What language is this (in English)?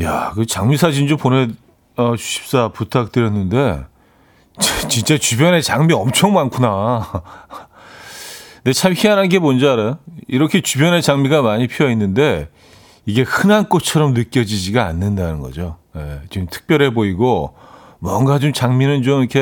Korean